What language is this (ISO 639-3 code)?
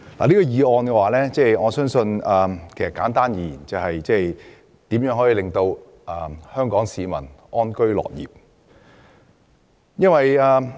yue